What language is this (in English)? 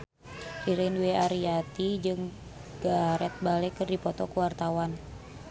Sundanese